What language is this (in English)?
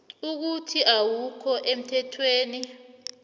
South Ndebele